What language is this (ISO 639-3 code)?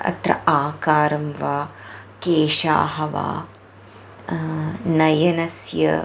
san